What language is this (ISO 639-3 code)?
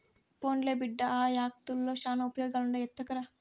tel